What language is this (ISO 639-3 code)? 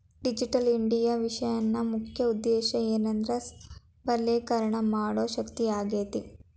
kan